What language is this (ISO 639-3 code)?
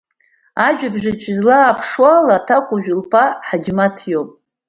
abk